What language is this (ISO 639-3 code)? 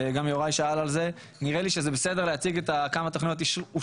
heb